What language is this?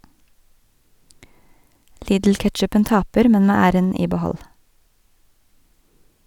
Norwegian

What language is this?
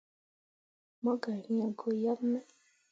Mundang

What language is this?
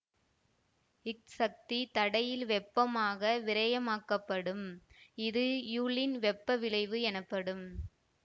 Tamil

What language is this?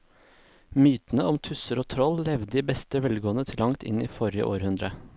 Norwegian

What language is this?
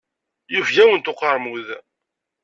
Kabyle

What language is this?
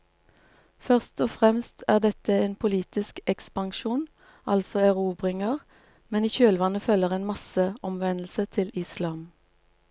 Norwegian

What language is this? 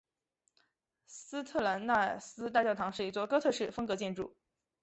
Chinese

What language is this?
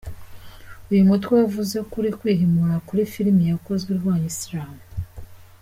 Kinyarwanda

